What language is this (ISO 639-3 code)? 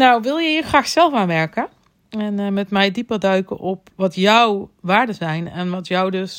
nld